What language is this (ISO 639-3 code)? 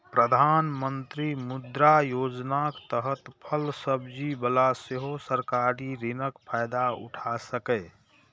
mai